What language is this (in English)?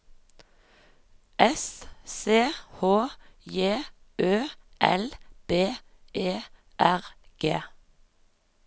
Norwegian